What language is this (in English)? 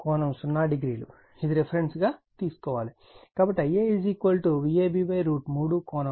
Telugu